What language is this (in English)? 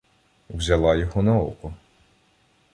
Ukrainian